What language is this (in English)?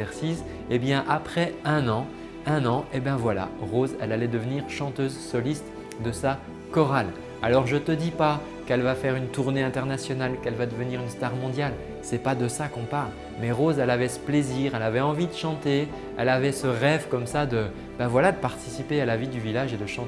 French